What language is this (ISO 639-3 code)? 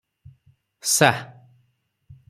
ori